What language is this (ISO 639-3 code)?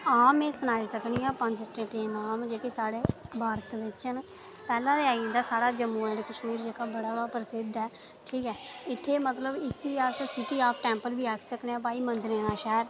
doi